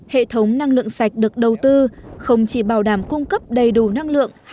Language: Vietnamese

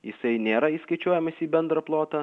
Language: Lithuanian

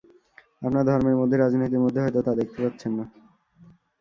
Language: Bangla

